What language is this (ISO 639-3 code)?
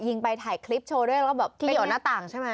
tha